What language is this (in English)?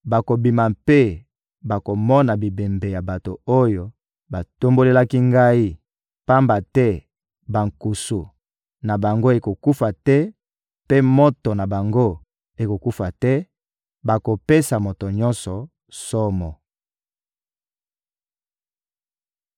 Lingala